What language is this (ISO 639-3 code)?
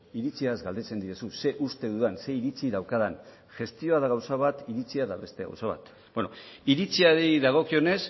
eus